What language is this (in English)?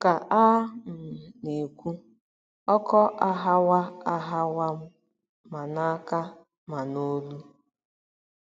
Igbo